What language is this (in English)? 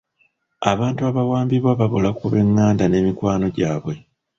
Ganda